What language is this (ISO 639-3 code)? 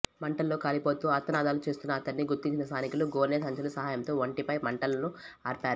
tel